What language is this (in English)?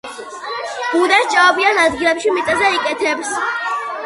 Georgian